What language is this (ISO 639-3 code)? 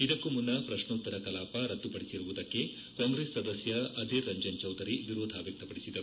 kan